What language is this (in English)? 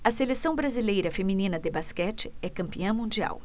Portuguese